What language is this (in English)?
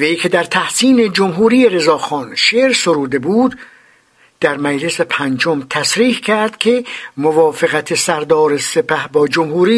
Persian